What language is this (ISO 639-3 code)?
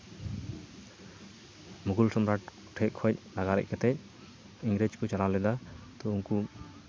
sat